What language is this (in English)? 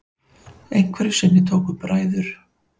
Icelandic